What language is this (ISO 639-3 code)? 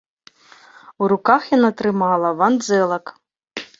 bel